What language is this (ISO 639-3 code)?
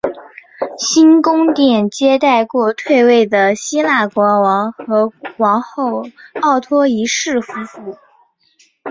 zho